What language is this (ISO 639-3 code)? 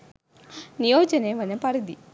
sin